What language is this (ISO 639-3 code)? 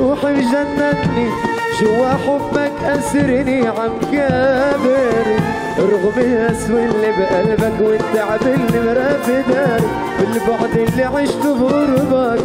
ara